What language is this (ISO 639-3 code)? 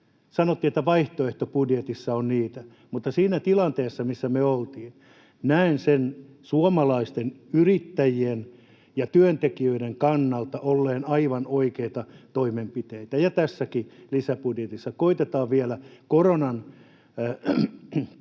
fin